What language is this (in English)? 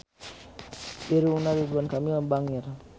Sundanese